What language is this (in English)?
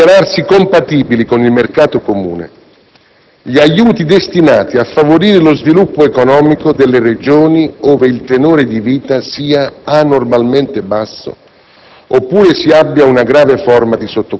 Italian